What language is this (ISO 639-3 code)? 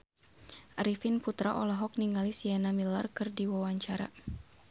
sun